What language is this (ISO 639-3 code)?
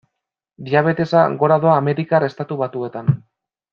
eus